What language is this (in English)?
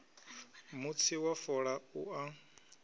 Venda